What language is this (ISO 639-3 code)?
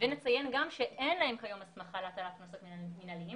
heb